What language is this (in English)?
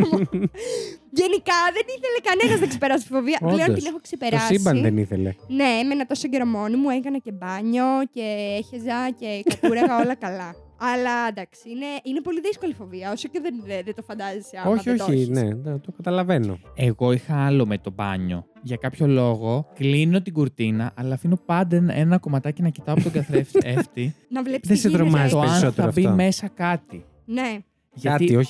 Greek